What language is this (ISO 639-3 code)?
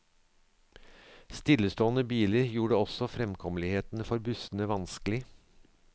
nor